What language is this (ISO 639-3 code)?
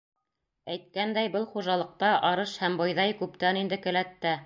bak